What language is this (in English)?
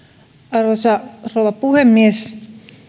Finnish